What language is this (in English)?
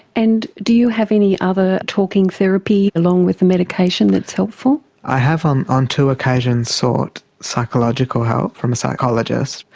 English